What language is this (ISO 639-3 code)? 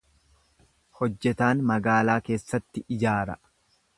orm